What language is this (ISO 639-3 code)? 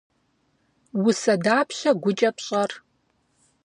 kbd